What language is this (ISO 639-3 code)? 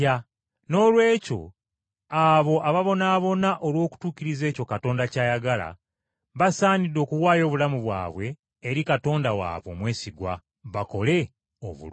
lug